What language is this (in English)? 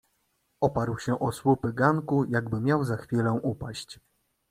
Polish